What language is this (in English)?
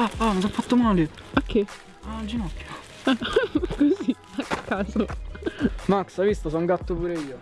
Italian